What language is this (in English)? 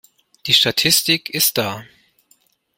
German